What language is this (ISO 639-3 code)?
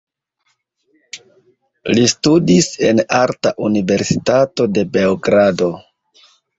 epo